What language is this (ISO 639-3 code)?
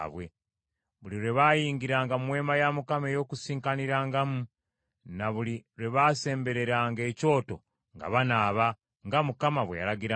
lug